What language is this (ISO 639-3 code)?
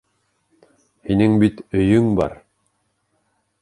bak